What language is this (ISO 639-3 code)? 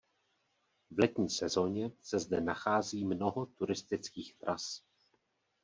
ces